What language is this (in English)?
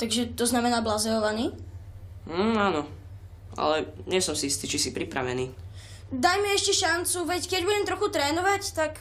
Slovak